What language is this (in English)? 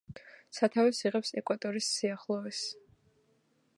Georgian